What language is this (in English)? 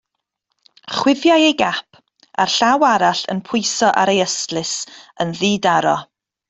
Welsh